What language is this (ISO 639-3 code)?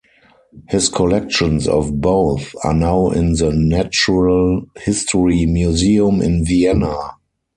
eng